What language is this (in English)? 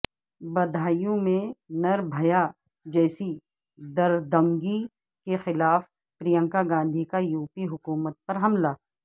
Urdu